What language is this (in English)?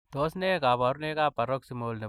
Kalenjin